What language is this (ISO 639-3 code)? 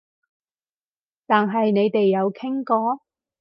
yue